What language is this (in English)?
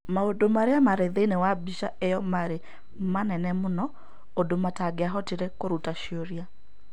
Kikuyu